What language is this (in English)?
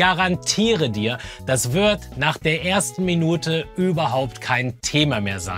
German